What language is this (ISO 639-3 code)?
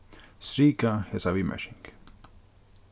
fao